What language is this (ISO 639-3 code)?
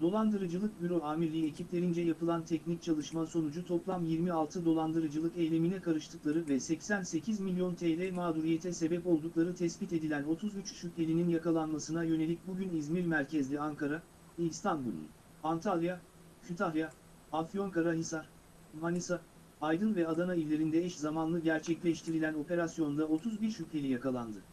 tur